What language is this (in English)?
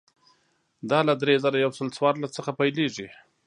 Pashto